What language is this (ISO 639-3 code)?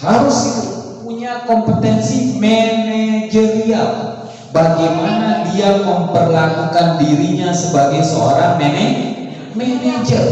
ind